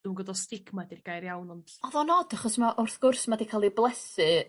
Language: Welsh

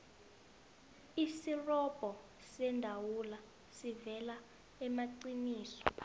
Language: South Ndebele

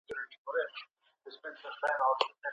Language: Pashto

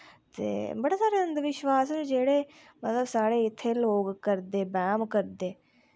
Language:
Dogri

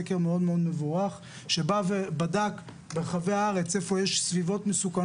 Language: Hebrew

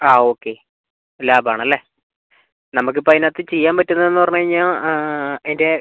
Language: Malayalam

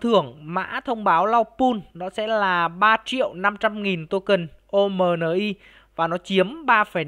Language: Vietnamese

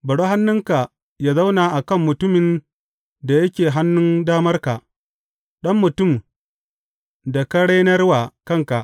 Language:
Hausa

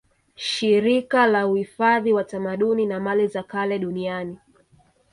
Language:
Swahili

